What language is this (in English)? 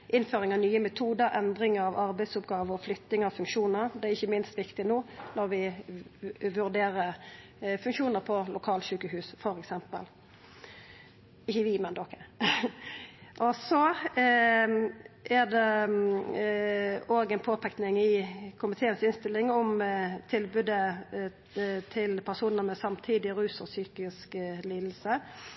Norwegian Nynorsk